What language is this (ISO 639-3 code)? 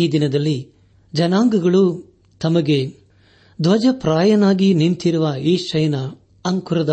kan